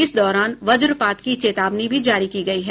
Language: Hindi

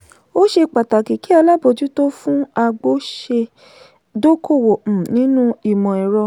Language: Yoruba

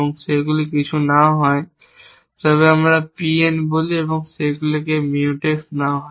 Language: Bangla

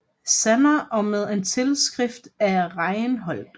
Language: Danish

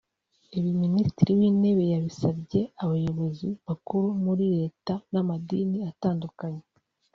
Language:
Kinyarwanda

